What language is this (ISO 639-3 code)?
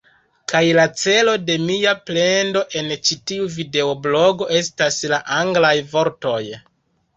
epo